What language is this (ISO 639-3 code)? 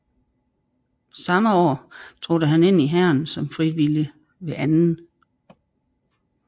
dan